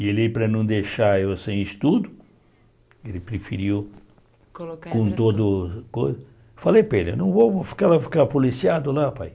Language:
Portuguese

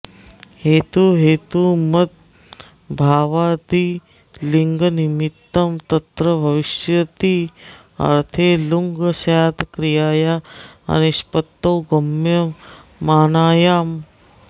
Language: Sanskrit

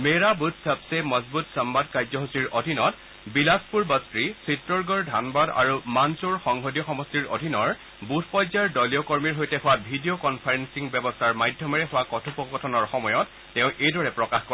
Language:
Assamese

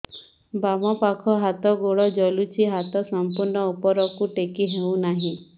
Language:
Odia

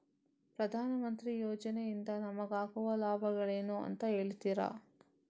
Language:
Kannada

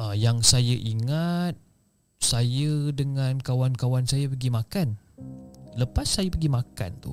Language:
Malay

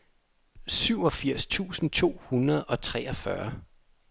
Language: Danish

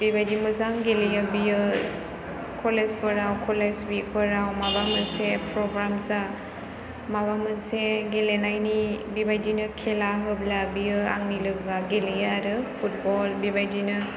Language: Bodo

